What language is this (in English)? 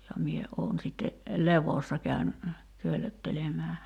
Finnish